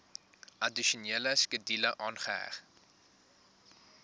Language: Afrikaans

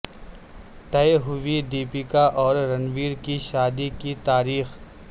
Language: Urdu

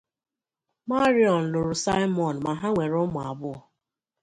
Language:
Igbo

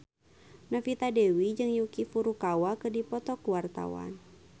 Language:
Sundanese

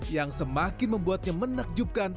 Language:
Indonesian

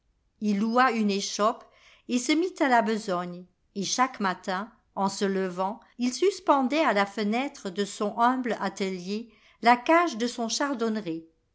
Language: French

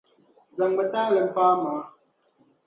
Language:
Dagbani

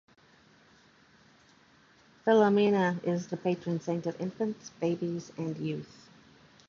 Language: English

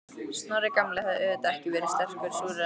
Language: Icelandic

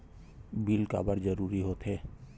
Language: Chhattisgarhi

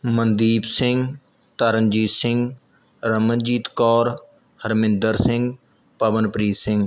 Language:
Punjabi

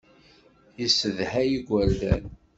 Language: Kabyle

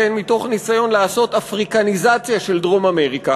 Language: Hebrew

